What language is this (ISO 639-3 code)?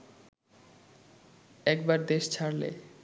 ben